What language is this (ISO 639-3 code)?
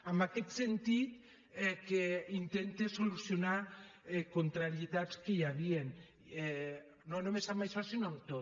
cat